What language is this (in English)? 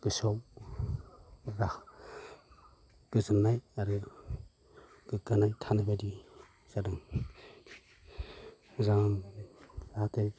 Bodo